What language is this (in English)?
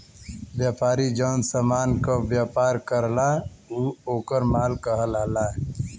Bhojpuri